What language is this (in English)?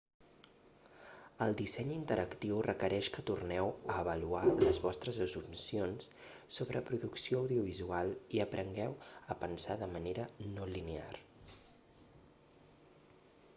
Catalan